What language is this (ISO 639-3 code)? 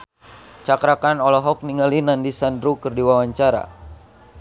sun